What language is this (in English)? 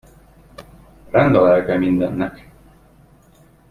Hungarian